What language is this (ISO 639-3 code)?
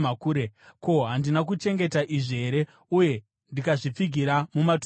sna